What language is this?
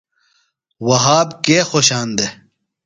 Phalura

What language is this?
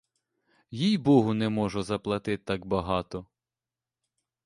Ukrainian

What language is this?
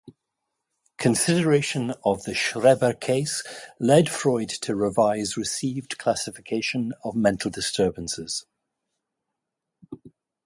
English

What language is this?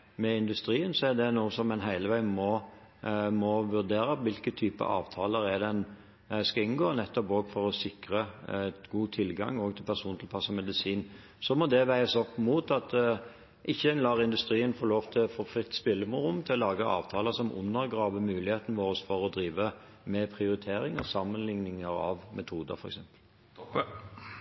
Norwegian Bokmål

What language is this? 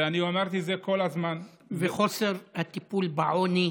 Hebrew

